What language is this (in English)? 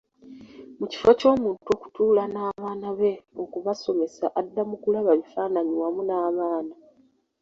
Ganda